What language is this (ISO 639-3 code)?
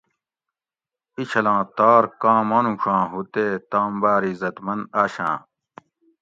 gwc